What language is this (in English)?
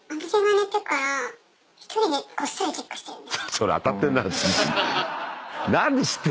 Japanese